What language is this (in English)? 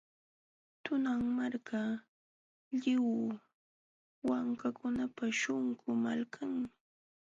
Jauja Wanca Quechua